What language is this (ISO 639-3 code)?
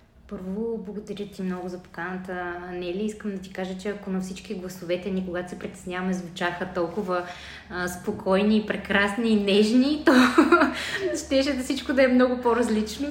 bul